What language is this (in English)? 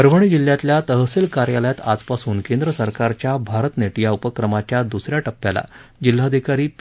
Marathi